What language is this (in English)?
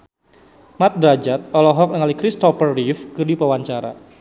Sundanese